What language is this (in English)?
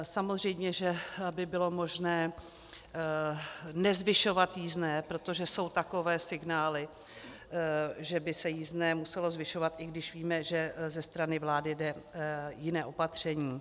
Czech